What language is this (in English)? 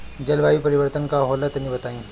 Bhojpuri